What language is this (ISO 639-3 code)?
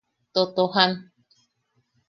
yaq